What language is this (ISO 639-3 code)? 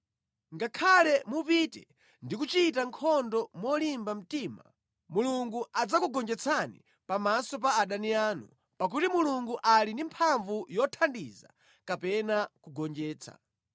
nya